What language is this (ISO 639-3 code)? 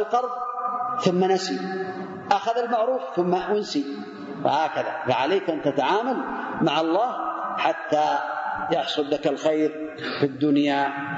ara